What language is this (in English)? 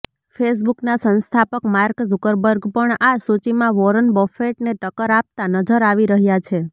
Gujarati